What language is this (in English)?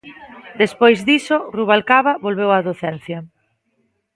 Galician